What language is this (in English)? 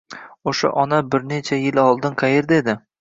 Uzbek